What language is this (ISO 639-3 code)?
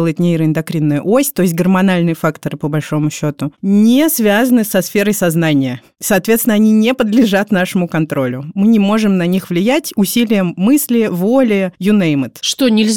rus